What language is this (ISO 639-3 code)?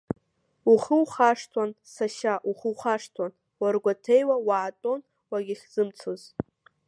abk